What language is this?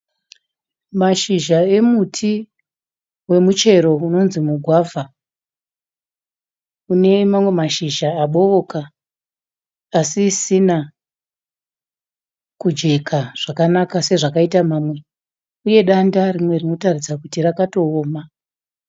Shona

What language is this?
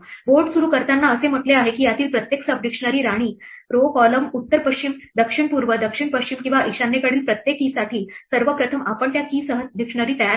Marathi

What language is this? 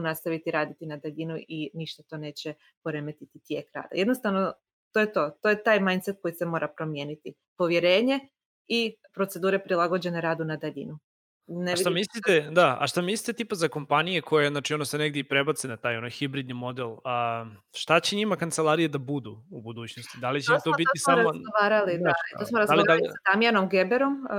Croatian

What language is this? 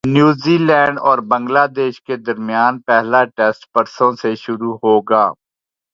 Urdu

